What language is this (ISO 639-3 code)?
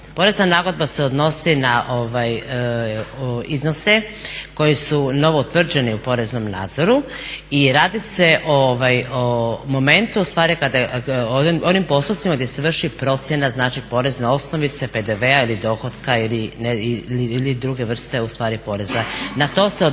hrv